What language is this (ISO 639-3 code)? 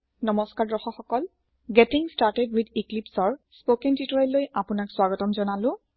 asm